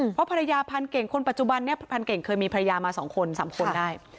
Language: Thai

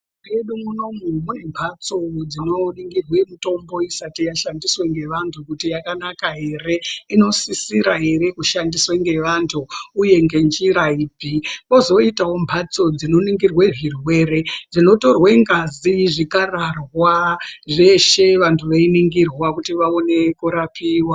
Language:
Ndau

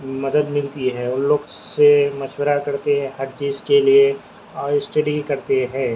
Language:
Urdu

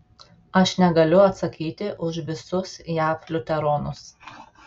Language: Lithuanian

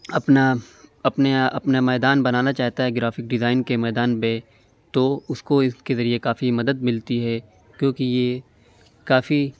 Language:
Urdu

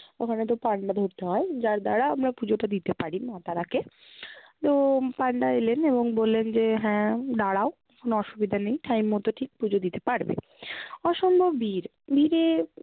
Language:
Bangla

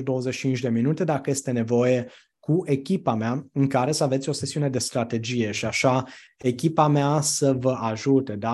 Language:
Romanian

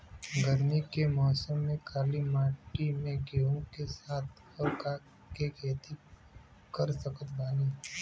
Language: Bhojpuri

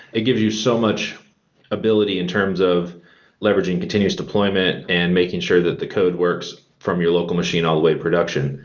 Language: English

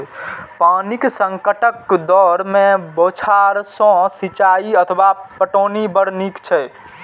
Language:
Maithili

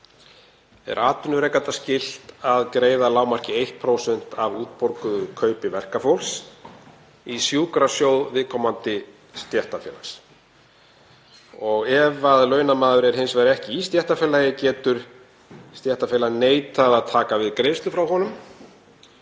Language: Icelandic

